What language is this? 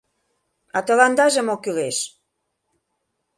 Mari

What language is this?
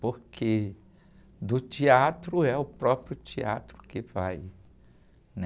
Portuguese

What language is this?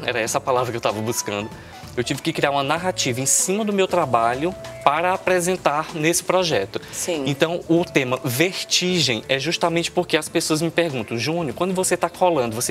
Portuguese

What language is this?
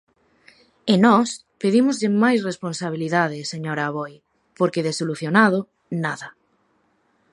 Galician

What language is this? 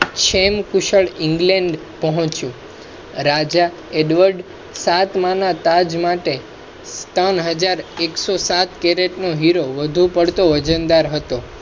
Gujarati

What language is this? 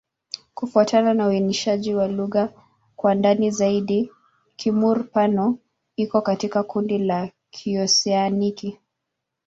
Swahili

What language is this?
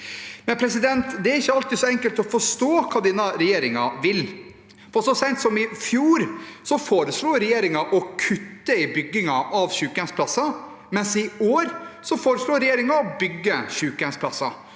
Norwegian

